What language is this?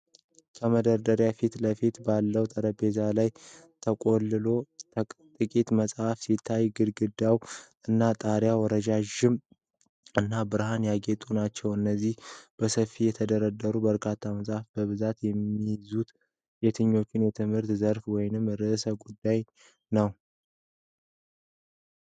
Amharic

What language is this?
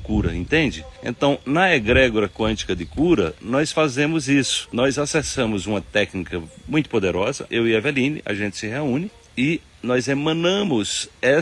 Portuguese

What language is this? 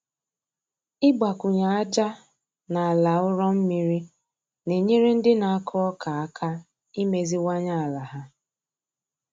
Igbo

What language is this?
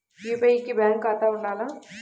Telugu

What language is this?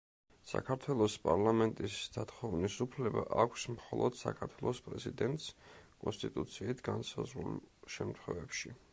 Georgian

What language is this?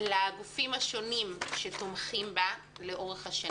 Hebrew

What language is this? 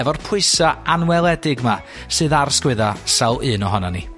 Welsh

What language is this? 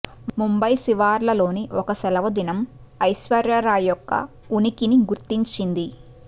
Telugu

